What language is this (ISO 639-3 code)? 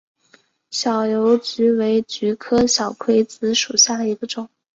zho